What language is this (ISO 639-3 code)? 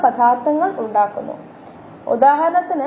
mal